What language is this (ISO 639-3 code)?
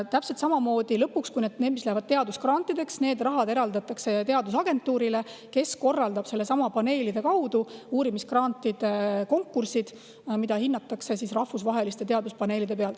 est